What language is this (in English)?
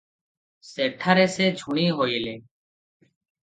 Odia